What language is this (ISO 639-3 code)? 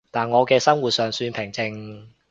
yue